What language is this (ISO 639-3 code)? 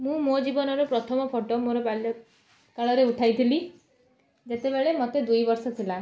ori